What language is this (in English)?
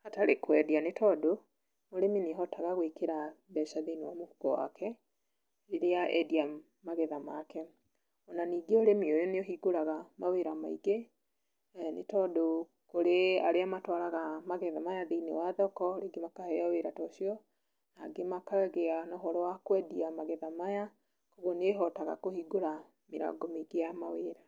Kikuyu